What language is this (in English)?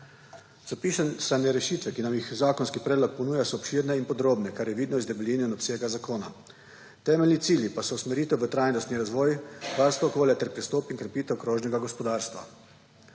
Slovenian